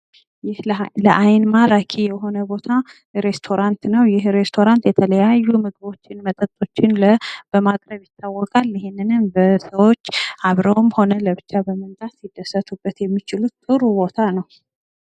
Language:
Amharic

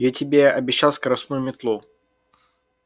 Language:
Russian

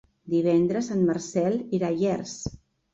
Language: Catalan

